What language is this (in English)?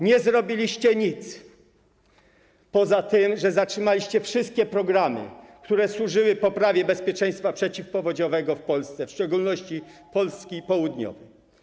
Polish